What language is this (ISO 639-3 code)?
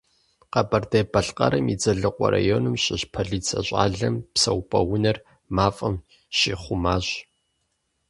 kbd